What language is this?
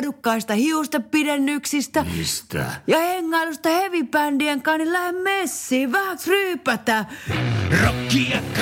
Finnish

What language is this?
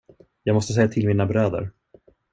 Swedish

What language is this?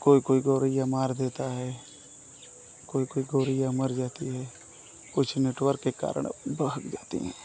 Hindi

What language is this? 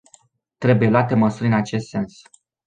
Romanian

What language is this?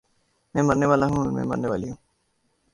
Urdu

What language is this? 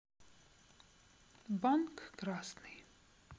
Russian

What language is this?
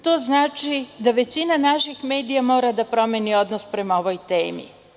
Serbian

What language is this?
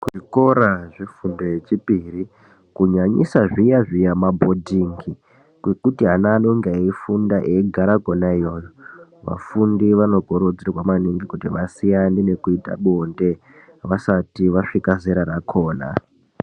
Ndau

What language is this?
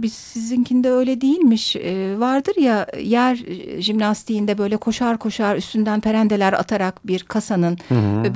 Turkish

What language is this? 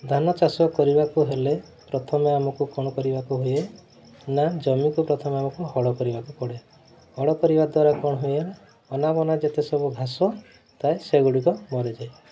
Odia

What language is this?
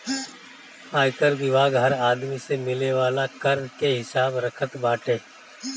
Bhojpuri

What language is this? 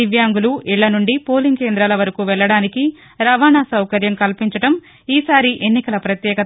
Telugu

